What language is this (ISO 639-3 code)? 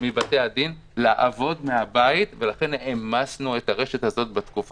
heb